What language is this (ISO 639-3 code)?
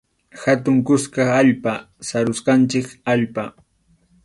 qxu